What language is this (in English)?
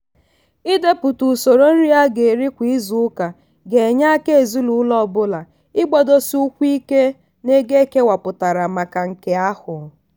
Igbo